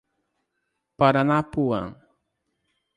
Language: Portuguese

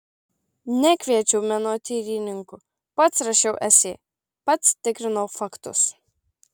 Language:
Lithuanian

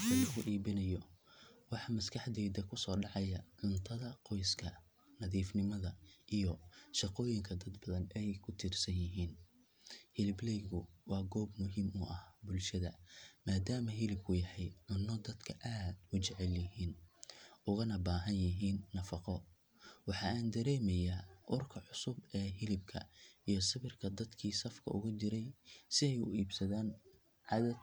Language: Somali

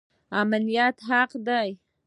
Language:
Pashto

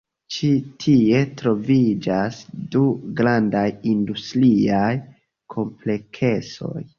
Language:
Esperanto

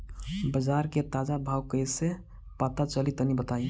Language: Bhojpuri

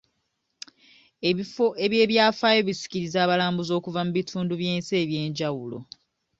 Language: Ganda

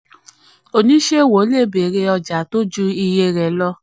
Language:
Yoruba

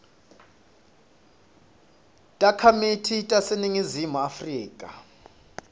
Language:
Swati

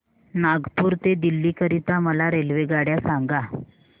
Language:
Marathi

